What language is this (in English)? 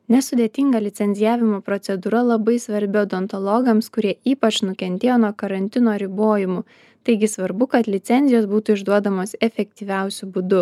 Lithuanian